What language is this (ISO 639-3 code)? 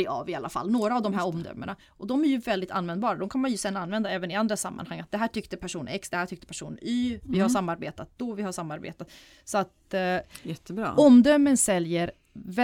swe